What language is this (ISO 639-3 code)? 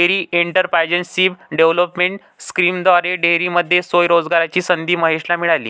mar